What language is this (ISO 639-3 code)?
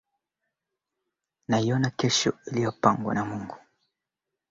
swa